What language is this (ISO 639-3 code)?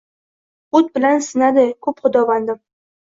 uzb